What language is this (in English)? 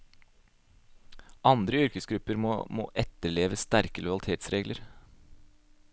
Norwegian